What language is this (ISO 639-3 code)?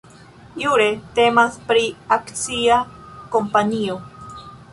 epo